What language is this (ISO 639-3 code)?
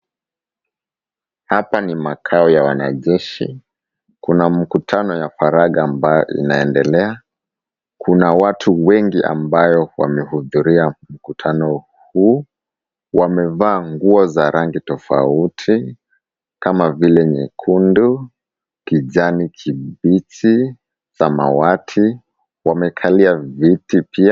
swa